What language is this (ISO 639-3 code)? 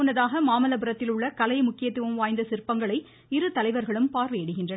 tam